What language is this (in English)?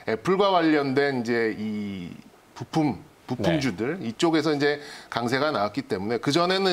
Korean